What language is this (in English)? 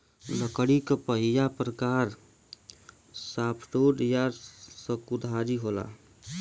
Bhojpuri